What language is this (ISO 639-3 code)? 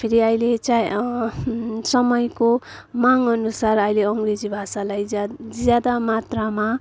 nep